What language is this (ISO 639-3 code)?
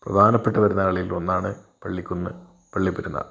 mal